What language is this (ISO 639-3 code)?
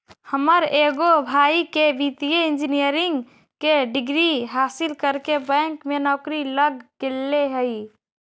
mag